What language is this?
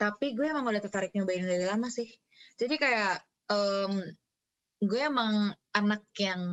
Indonesian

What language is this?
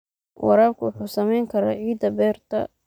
Somali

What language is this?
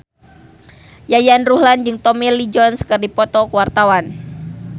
Sundanese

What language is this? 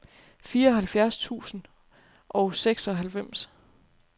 Danish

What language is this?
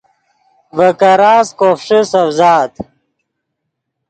Yidgha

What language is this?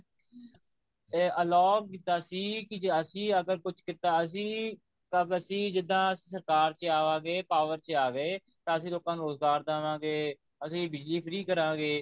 Punjabi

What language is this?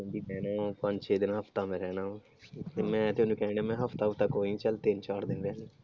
Punjabi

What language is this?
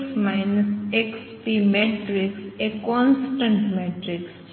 Gujarati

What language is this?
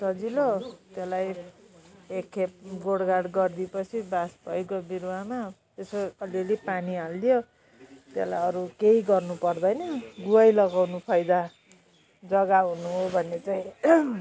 Nepali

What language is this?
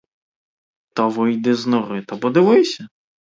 Ukrainian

